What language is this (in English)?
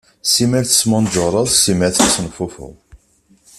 Kabyle